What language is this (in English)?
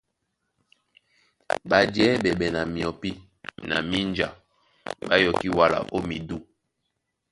Duala